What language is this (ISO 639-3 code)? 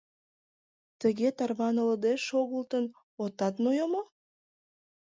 chm